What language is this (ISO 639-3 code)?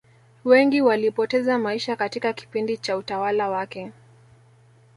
swa